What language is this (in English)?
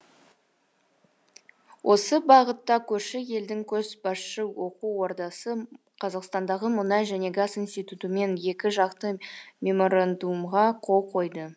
Kazakh